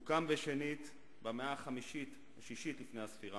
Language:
Hebrew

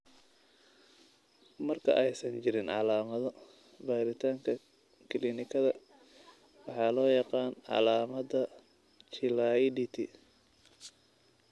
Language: Somali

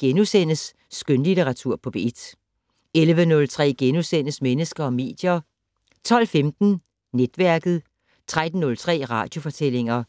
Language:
Danish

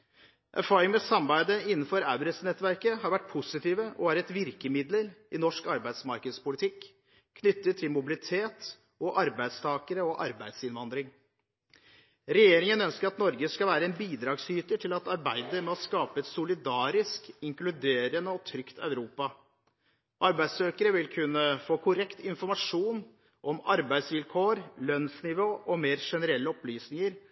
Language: Norwegian Bokmål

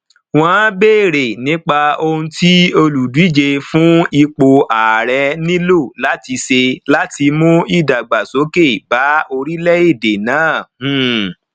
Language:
Yoruba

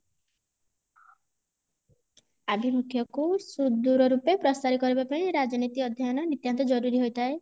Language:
Odia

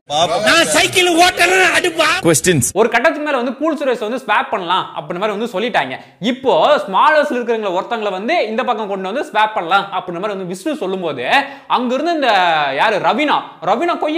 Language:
English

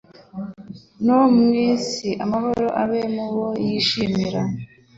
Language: Kinyarwanda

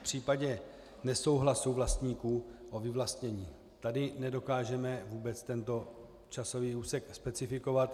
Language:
Czech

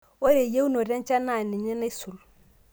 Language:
Masai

